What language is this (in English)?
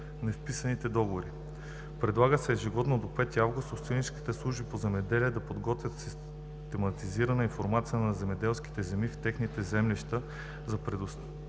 Bulgarian